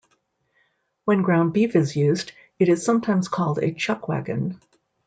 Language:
English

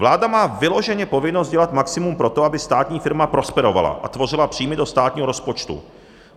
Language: Czech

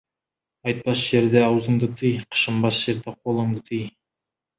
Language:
Kazakh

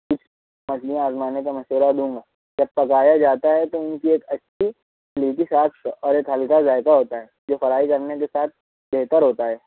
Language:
Urdu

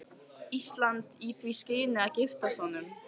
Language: Icelandic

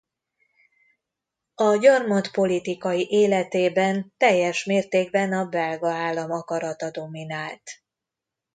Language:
Hungarian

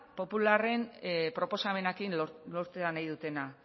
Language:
Basque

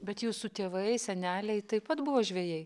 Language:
Lithuanian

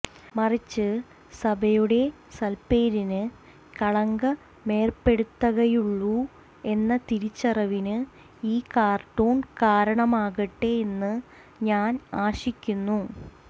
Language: Malayalam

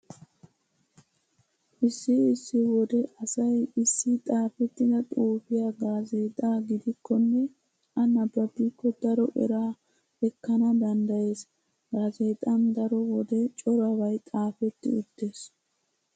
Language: Wolaytta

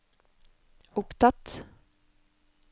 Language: Norwegian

